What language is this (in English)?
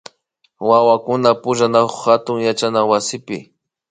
Imbabura Highland Quichua